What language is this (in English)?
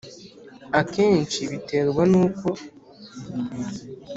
Kinyarwanda